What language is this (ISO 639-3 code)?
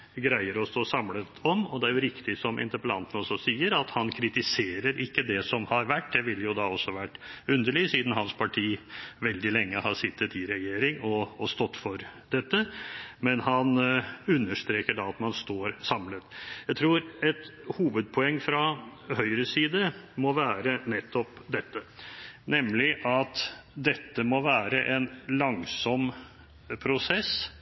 nob